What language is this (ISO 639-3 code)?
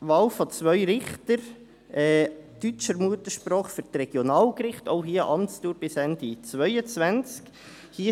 gsw